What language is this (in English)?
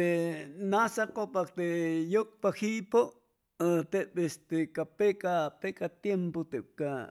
Chimalapa Zoque